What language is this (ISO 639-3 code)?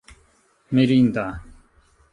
epo